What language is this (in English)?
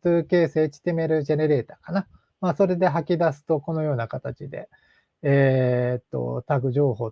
Japanese